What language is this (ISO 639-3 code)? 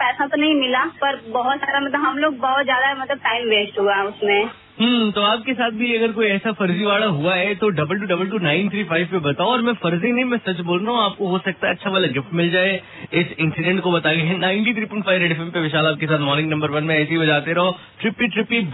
hin